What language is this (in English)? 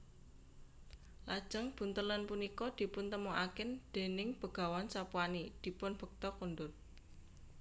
Javanese